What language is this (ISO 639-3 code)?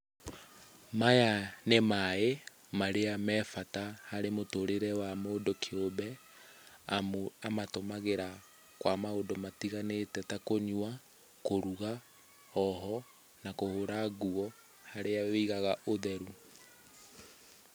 kik